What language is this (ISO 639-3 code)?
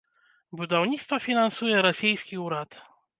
bel